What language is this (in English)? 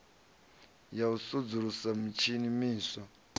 Venda